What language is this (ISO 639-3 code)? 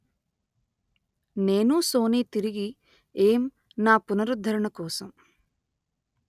tel